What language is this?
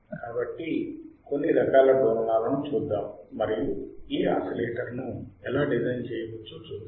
Telugu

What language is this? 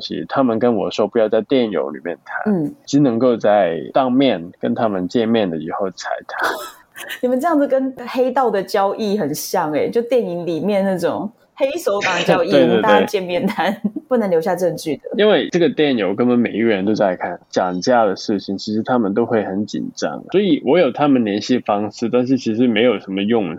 Chinese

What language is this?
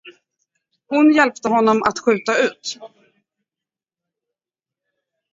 Swedish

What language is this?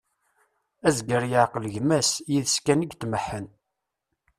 Kabyle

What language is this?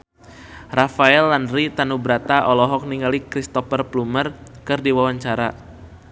Sundanese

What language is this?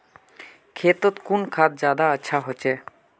Magahi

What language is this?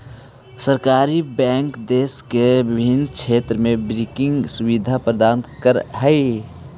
Magahi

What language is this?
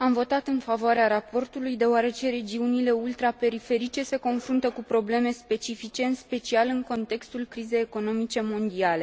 Romanian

